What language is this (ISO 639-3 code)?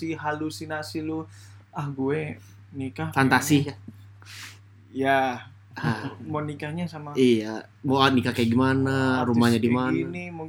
ind